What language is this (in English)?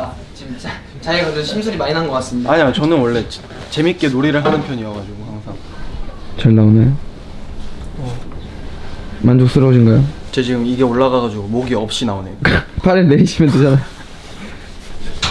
Korean